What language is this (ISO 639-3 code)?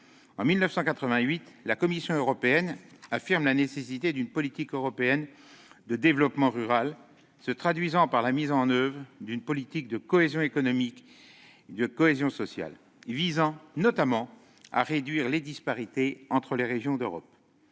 fra